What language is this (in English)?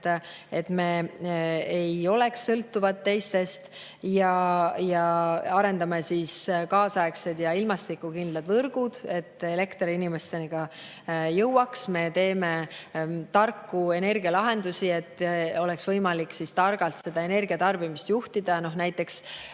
Estonian